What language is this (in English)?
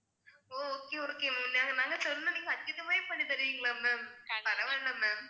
Tamil